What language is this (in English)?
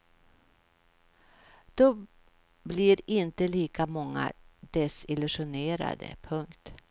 Swedish